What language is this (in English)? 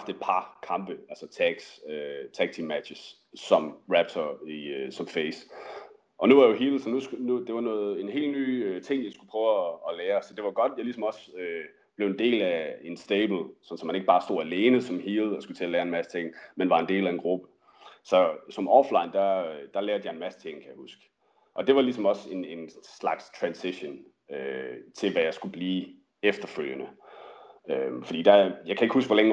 Danish